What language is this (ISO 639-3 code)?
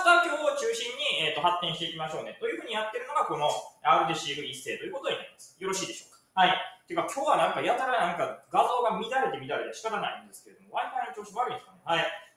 jpn